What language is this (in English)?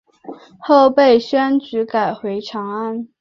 Chinese